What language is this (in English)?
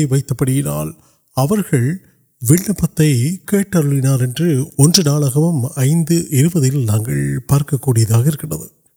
Urdu